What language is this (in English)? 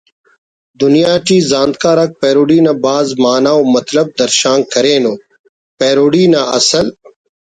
Brahui